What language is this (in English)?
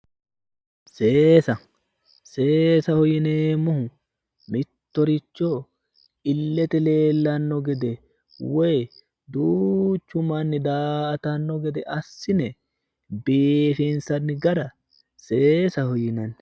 Sidamo